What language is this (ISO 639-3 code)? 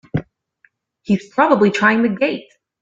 eng